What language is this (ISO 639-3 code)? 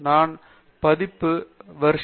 tam